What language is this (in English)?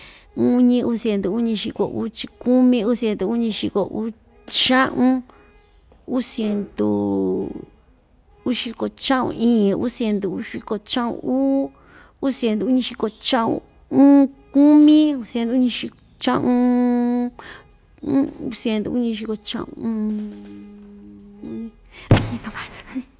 Ixtayutla Mixtec